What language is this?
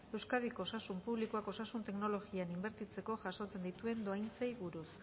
Basque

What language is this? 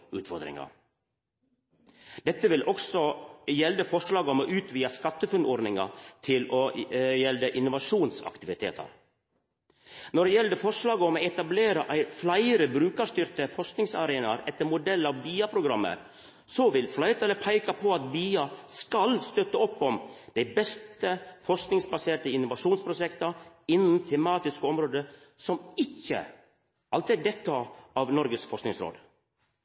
Norwegian Nynorsk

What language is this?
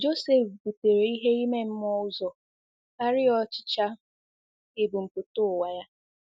Igbo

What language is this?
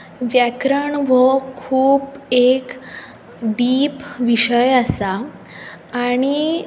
Konkani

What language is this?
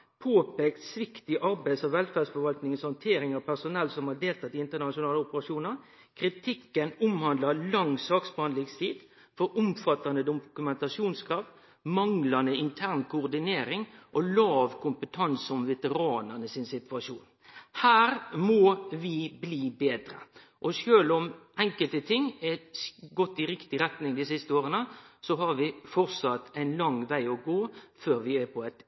Norwegian Nynorsk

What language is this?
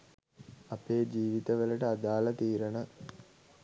Sinhala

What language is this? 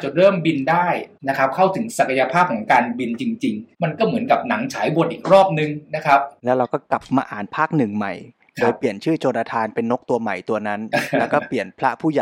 Thai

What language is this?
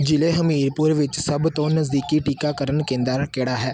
Punjabi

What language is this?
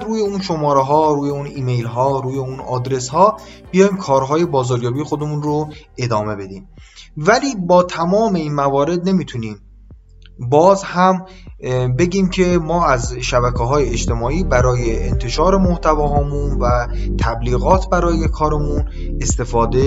Persian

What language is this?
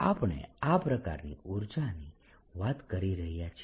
Gujarati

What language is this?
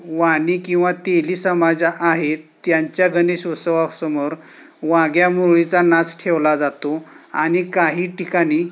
Marathi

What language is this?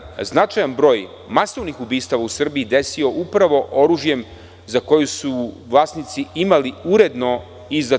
Serbian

